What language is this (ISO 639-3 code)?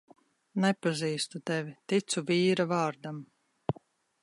lav